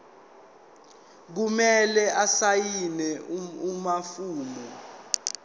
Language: Zulu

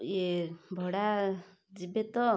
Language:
Odia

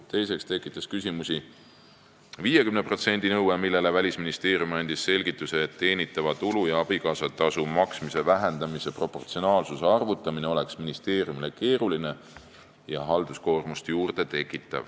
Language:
Estonian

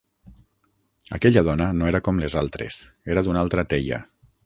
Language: Catalan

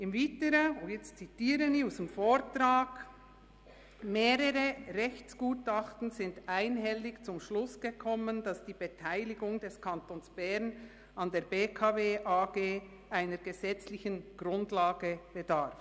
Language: Swiss German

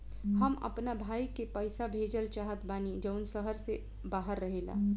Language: Bhojpuri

